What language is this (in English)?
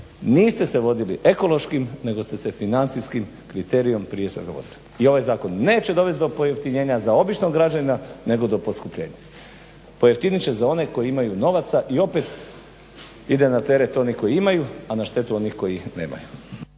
Croatian